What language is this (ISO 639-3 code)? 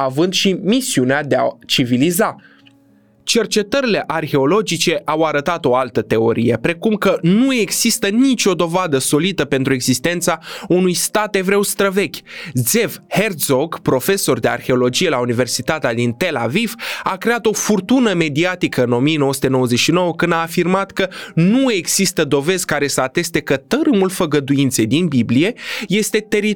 ron